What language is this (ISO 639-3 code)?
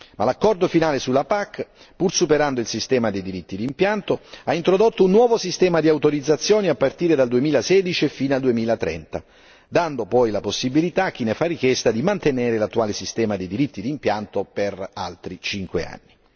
ita